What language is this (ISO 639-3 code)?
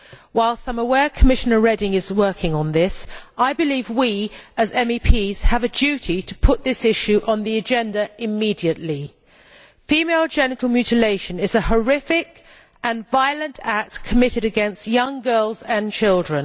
eng